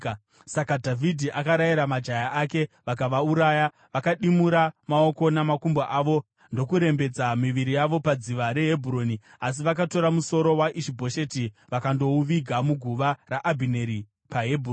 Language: Shona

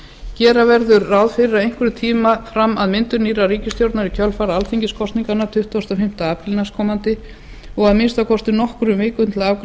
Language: Icelandic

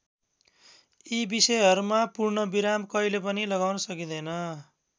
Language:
Nepali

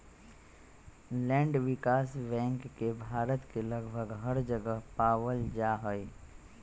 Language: Magahi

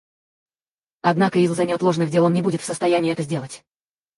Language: Russian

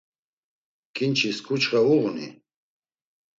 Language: Laz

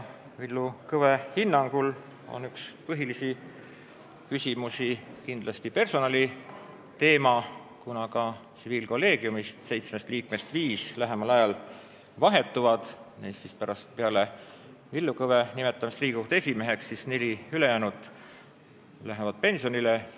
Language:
Estonian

